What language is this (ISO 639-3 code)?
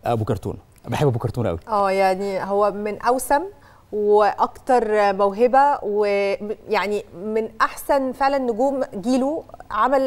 ara